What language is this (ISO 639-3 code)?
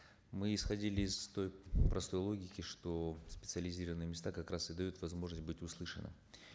kaz